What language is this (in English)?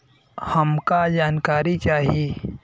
Bhojpuri